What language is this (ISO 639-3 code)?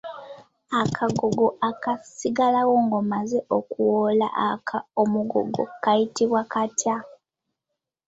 lug